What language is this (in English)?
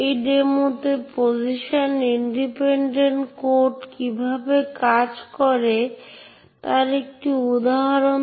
Bangla